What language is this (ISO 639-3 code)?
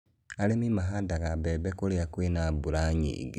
kik